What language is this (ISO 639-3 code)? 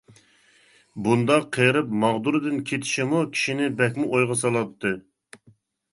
uig